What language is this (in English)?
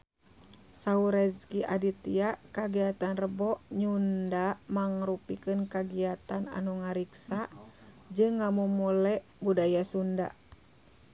Sundanese